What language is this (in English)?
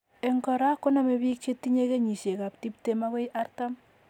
Kalenjin